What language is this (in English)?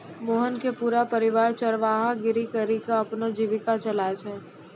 Maithili